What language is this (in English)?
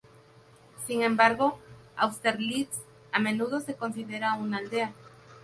Spanish